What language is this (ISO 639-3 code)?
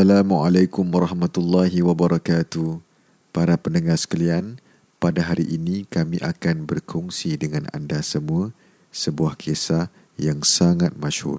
msa